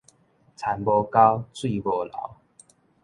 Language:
Min Nan Chinese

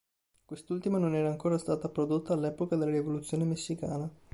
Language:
Italian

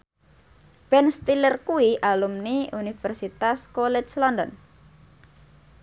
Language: Javanese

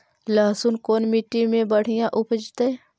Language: Magahi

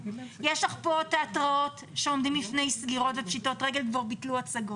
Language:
Hebrew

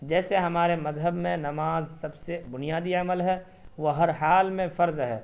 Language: Urdu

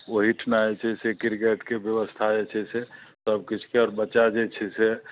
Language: Maithili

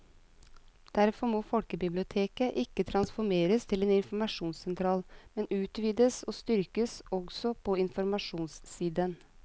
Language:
Norwegian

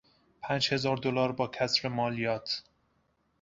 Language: Persian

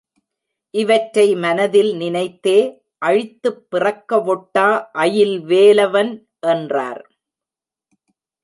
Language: Tamil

